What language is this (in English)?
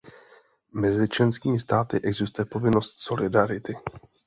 Czech